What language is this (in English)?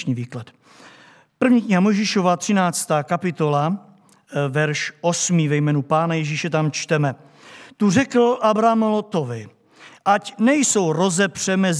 Czech